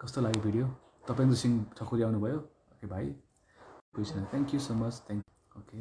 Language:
Hindi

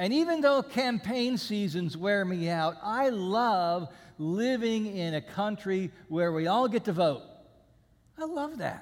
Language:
English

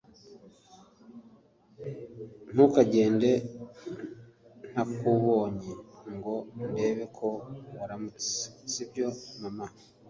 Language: Kinyarwanda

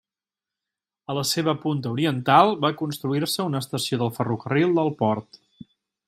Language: Catalan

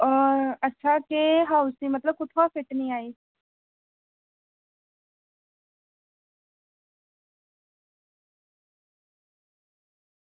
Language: Dogri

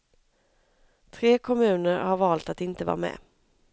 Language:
Swedish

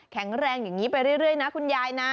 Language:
Thai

